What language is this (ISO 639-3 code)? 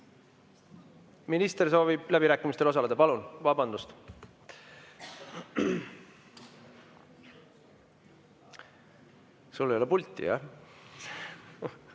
est